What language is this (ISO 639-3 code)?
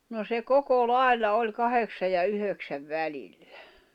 fin